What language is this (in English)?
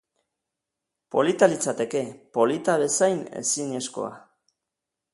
Basque